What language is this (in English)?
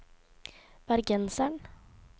Norwegian